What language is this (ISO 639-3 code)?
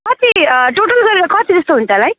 nep